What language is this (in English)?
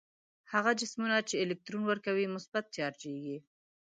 Pashto